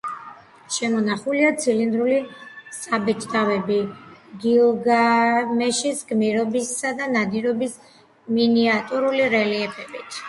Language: Georgian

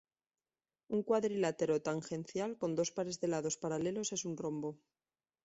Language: Spanish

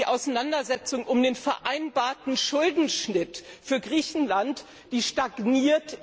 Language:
German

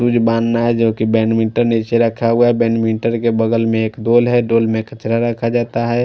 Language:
Hindi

